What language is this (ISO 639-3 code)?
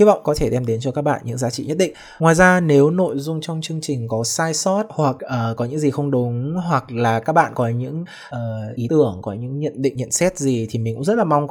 vie